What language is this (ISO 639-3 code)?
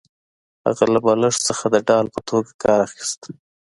pus